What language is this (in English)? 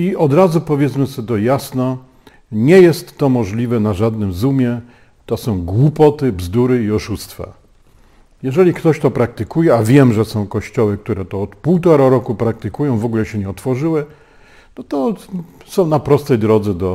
Polish